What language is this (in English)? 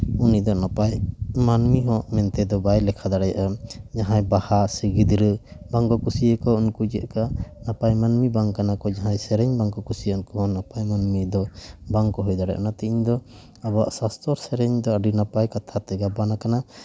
Santali